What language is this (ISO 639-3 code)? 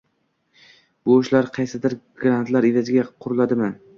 uzb